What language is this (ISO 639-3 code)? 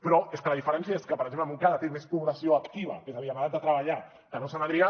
cat